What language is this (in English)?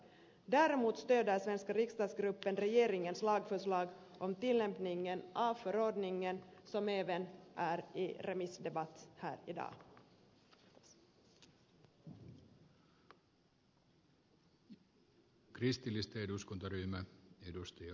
Finnish